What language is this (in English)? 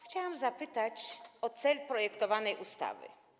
Polish